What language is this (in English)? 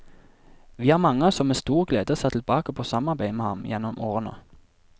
Norwegian